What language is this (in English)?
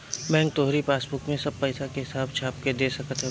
Bhojpuri